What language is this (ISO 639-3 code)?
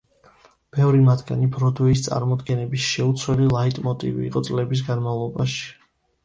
kat